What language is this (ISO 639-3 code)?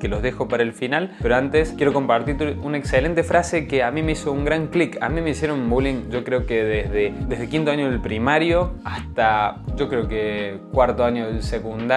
spa